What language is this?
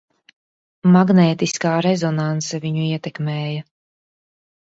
Latvian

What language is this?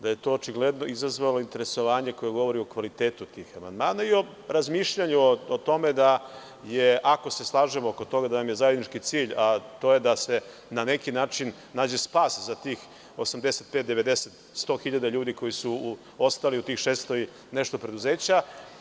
Serbian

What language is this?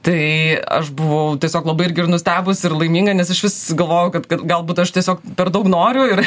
Lithuanian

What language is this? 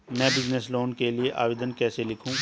Hindi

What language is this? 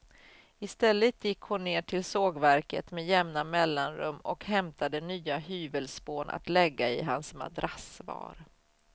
Swedish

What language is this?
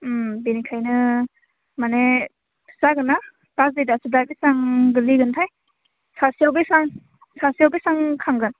Bodo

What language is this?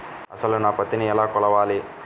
Telugu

